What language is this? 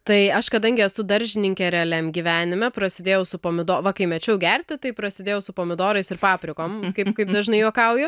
Lithuanian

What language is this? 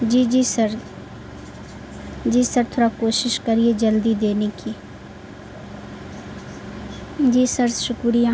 Urdu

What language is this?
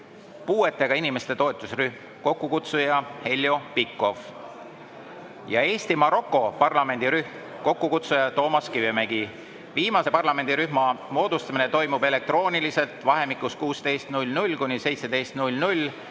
Estonian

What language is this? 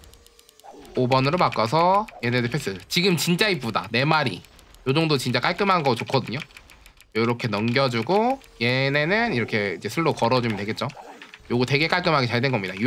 Korean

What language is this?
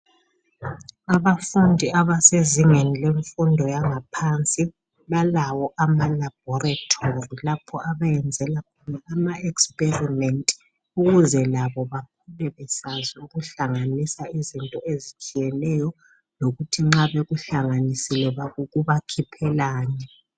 North Ndebele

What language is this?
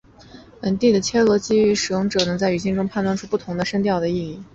Chinese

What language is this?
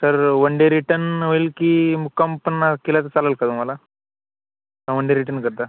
Marathi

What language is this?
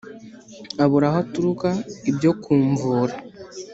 Kinyarwanda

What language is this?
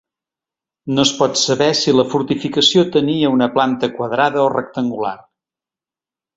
Catalan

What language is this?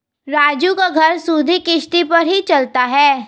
Hindi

